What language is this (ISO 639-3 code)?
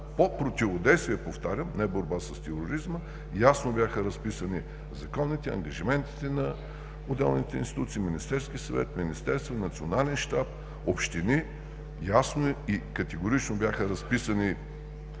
bul